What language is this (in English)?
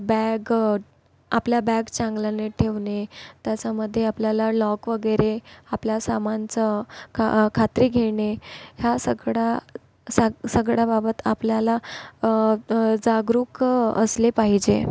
Marathi